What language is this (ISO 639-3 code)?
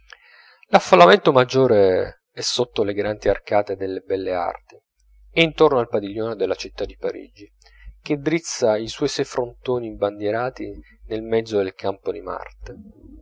ita